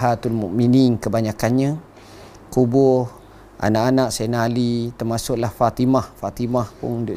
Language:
Malay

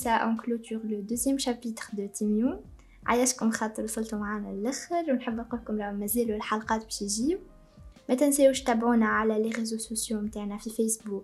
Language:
Arabic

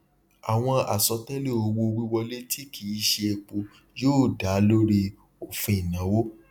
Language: Yoruba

